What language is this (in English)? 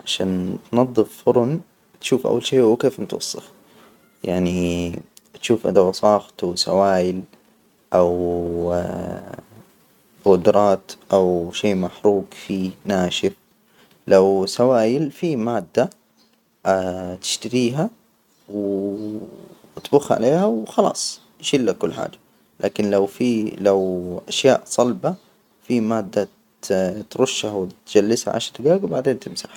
Hijazi Arabic